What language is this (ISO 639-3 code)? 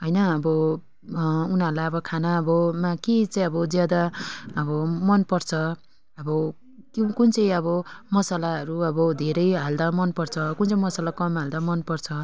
nep